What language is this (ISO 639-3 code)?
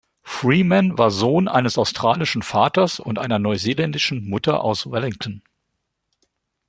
deu